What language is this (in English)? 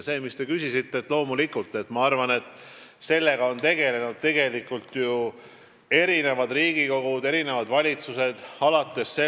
Estonian